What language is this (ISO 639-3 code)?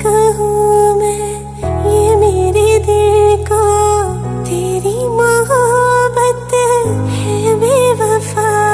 hin